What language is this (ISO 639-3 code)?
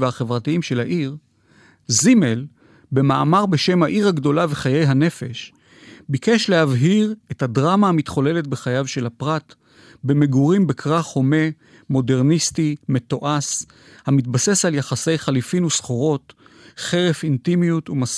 heb